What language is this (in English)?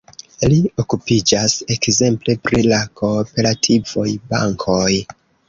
Esperanto